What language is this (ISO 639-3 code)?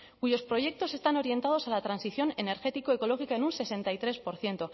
spa